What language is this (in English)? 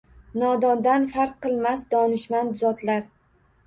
Uzbek